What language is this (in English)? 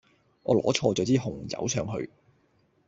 Cantonese